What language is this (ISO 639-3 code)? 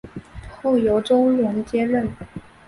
zho